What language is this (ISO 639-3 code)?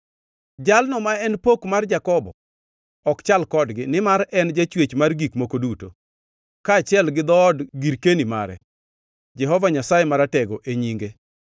luo